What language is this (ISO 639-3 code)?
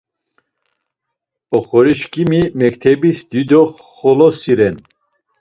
lzz